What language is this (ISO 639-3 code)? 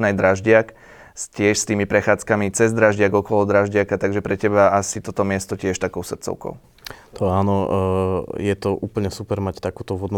slk